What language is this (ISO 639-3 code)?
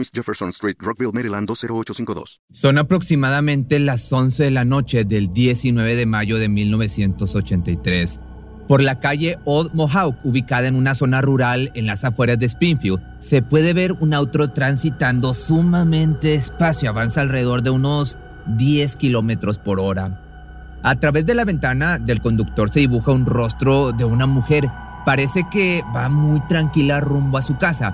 spa